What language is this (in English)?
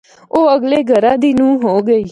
Northern Hindko